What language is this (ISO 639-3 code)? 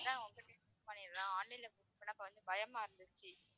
tam